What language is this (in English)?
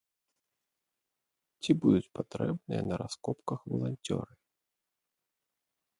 Belarusian